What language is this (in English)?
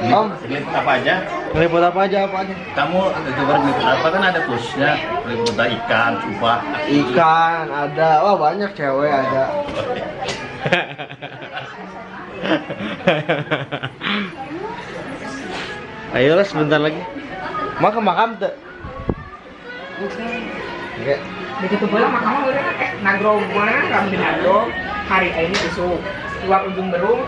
Indonesian